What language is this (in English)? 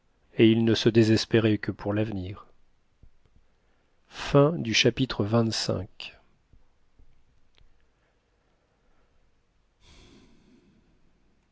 French